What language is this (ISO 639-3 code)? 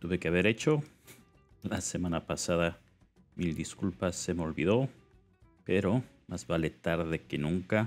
spa